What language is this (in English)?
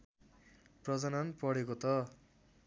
Nepali